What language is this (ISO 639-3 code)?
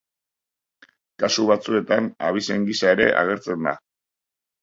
eus